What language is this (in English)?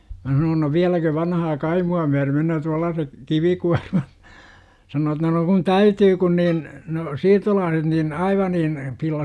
Finnish